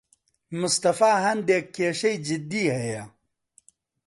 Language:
Central Kurdish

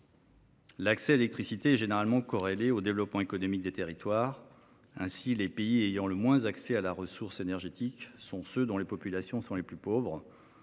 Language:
French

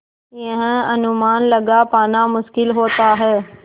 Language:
Hindi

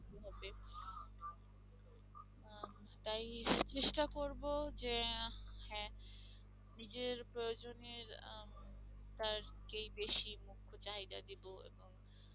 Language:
Bangla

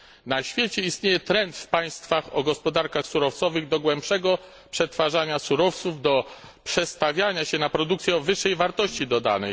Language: Polish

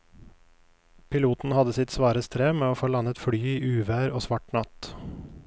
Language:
Norwegian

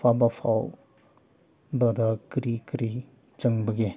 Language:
Manipuri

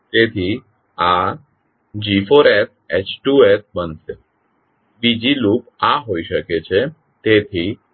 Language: Gujarati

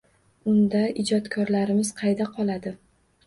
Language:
Uzbek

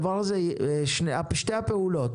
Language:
Hebrew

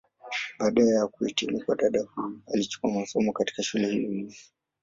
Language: Swahili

